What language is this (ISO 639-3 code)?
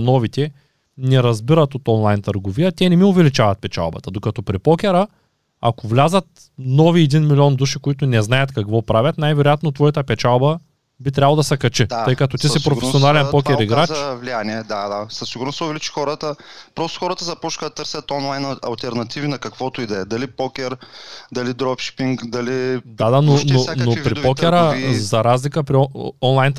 bul